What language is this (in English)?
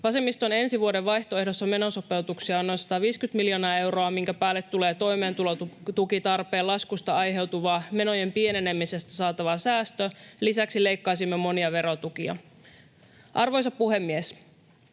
Finnish